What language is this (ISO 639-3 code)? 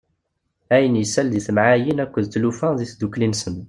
kab